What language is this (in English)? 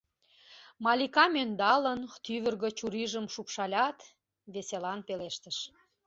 Mari